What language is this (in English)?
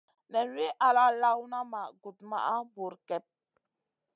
Masana